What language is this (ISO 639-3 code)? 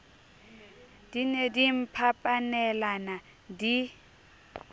sot